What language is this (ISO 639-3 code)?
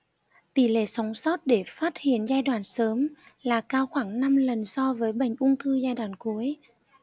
vie